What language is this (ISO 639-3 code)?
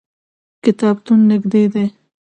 pus